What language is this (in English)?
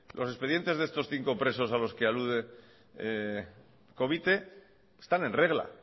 Spanish